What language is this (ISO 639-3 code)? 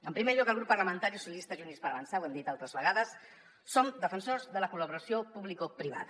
cat